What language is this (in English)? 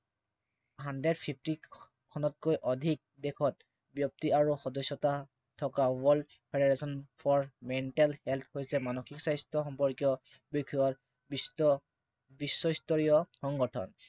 Assamese